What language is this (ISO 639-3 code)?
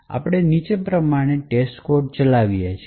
guj